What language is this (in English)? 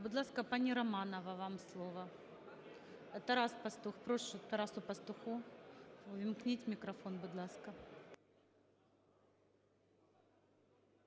Ukrainian